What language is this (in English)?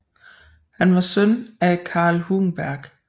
Danish